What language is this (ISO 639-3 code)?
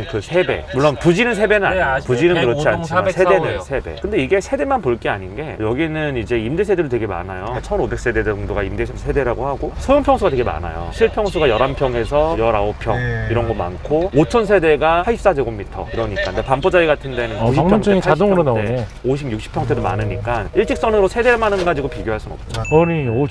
kor